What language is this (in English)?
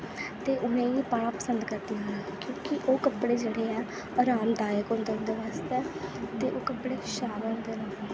Dogri